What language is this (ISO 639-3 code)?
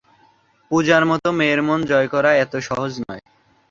ben